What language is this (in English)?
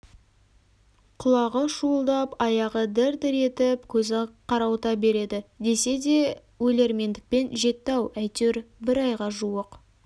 Kazakh